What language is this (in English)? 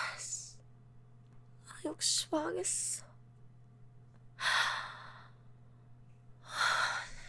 Korean